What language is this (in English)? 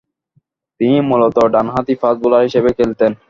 Bangla